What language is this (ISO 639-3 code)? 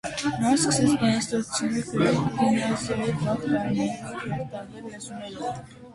hye